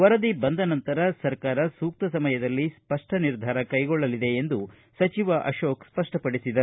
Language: Kannada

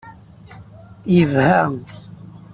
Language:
Kabyle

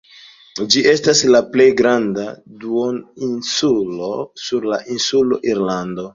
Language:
Esperanto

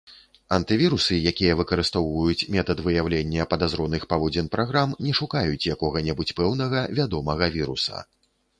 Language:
Belarusian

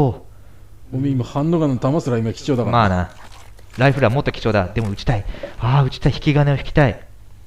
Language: Japanese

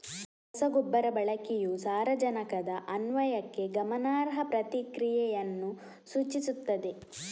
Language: Kannada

